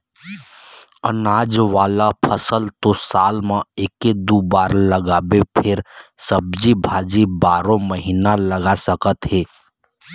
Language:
Chhattisgarhi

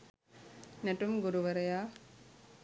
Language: Sinhala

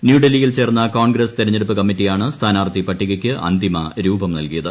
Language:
Malayalam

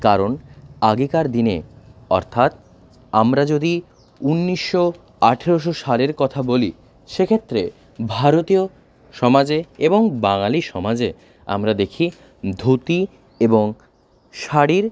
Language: Bangla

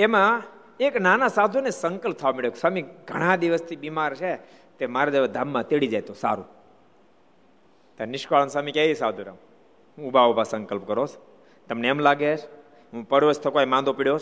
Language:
Gujarati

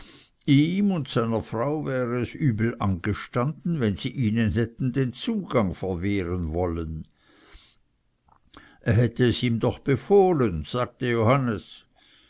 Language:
German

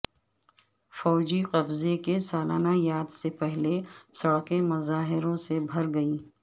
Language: Urdu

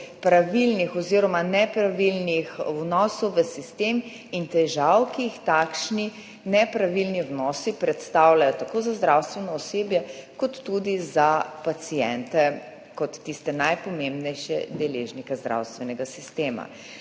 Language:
Slovenian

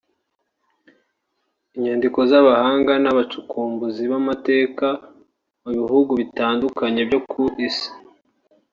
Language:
Kinyarwanda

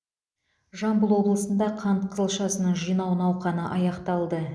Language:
Kazakh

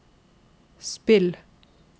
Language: Norwegian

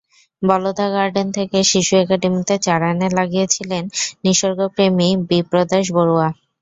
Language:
Bangla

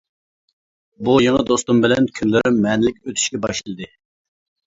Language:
Uyghur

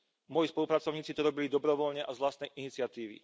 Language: Slovak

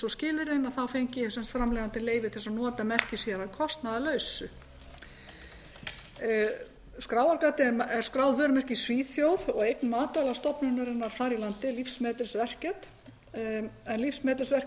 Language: Icelandic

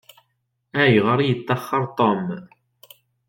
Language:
Kabyle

